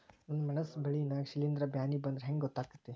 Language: Kannada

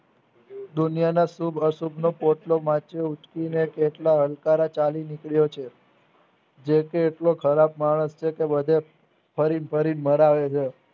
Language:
Gujarati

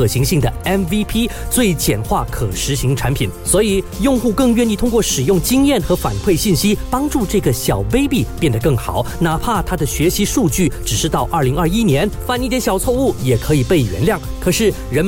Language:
Chinese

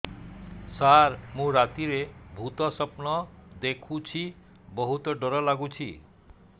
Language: Odia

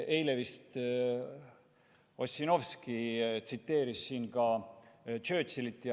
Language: Estonian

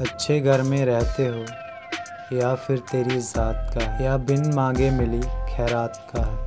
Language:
Hindi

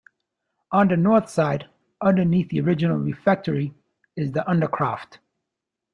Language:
English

